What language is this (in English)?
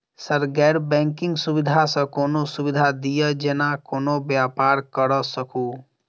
Maithili